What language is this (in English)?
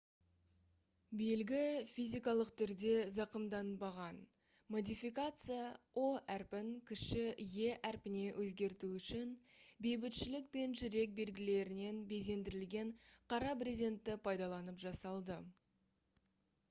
Kazakh